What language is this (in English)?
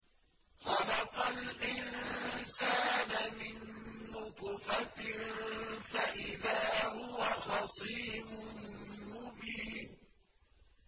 Arabic